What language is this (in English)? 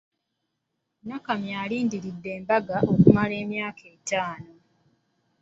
Ganda